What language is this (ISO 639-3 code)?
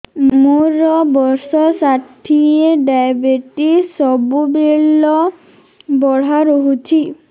ori